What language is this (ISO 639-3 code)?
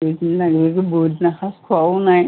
asm